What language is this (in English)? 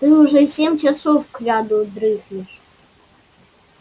Russian